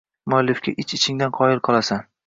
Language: Uzbek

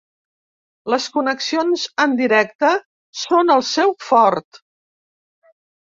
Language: Catalan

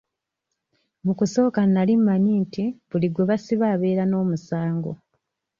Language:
Ganda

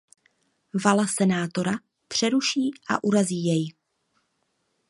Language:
Czech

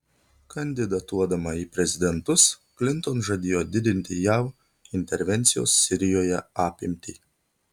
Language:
Lithuanian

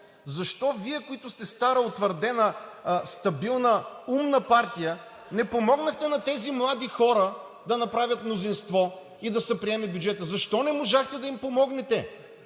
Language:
Bulgarian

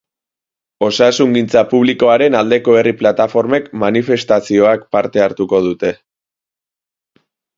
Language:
Basque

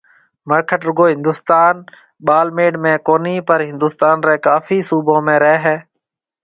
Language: Marwari (Pakistan)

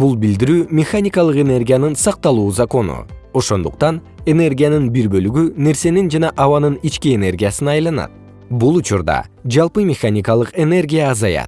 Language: Kyrgyz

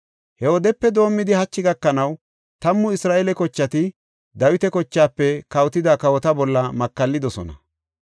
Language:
Gofa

